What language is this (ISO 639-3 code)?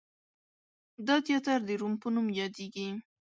pus